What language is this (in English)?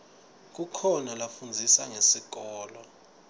Swati